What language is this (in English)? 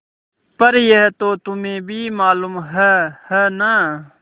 Hindi